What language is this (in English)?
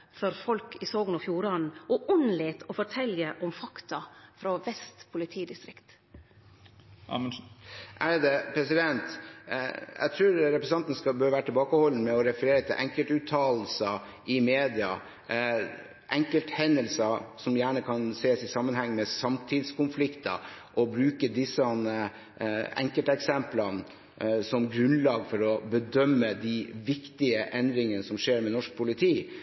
Norwegian